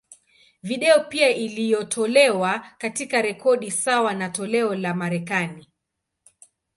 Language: Swahili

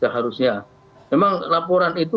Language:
Indonesian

